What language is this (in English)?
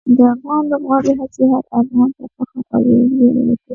Pashto